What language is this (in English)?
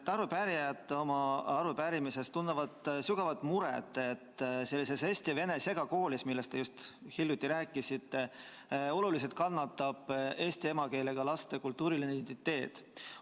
Estonian